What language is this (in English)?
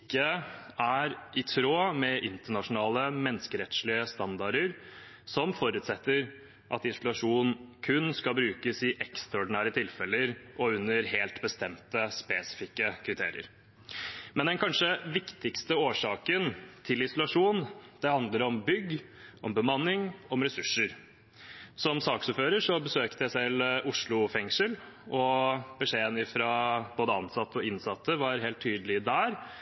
Norwegian Bokmål